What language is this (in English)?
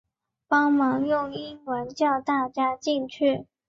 Chinese